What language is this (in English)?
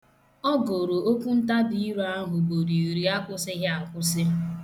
Igbo